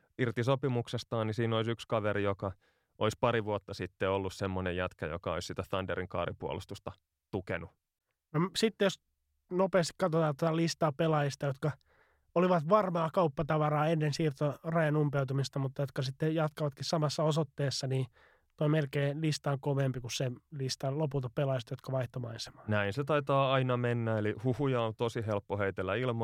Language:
Finnish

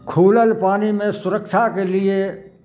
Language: Maithili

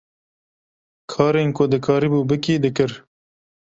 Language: Kurdish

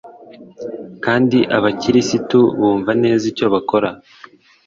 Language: Kinyarwanda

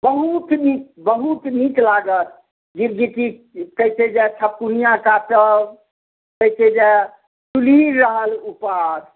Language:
Maithili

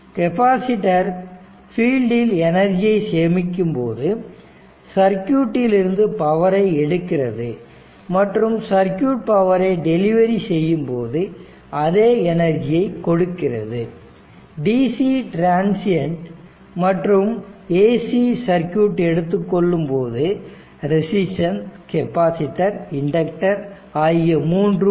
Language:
Tamil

